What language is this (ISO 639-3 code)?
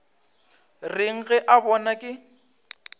nso